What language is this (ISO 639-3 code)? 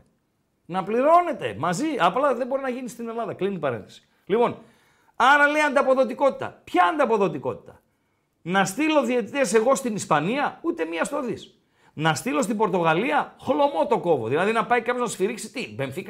ell